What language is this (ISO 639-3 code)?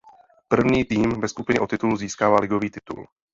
ces